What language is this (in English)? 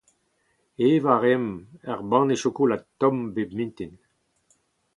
Breton